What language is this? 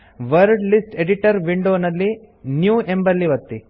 Kannada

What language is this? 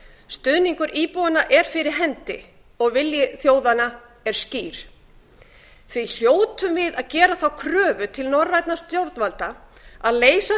Icelandic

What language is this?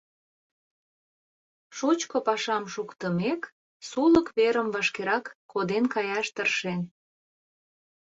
Mari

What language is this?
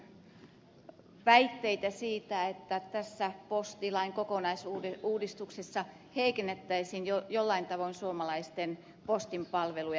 Finnish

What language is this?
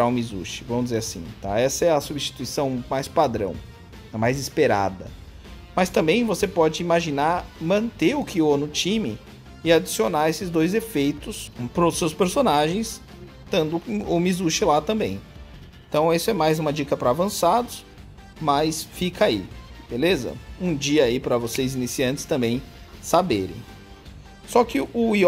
Portuguese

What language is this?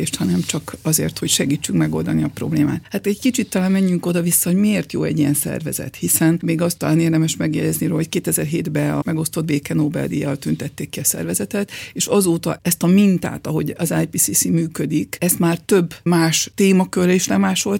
Hungarian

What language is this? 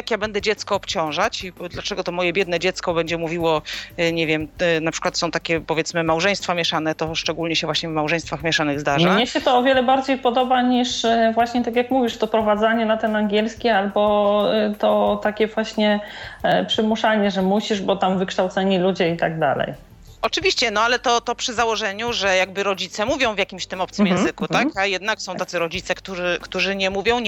Polish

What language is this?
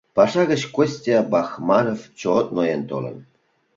Mari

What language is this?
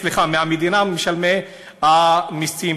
Hebrew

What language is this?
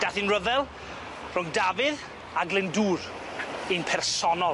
Welsh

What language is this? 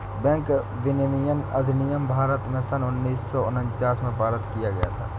Hindi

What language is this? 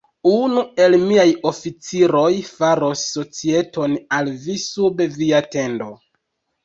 Esperanto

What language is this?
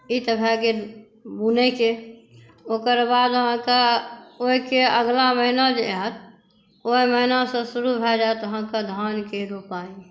Maithili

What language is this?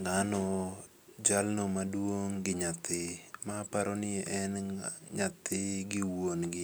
Luo (Kenya and Tanzania)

